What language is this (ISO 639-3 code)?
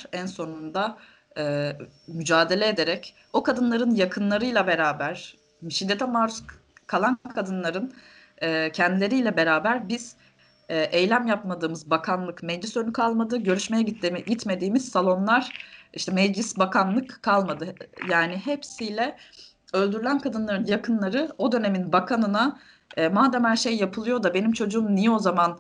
tur